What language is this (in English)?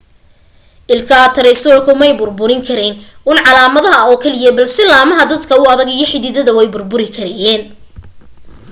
Somali